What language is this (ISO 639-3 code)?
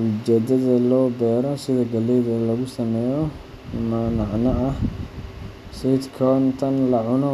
som